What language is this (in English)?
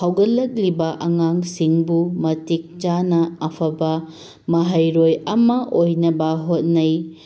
Manipuri